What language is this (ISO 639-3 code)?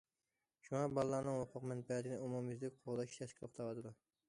uig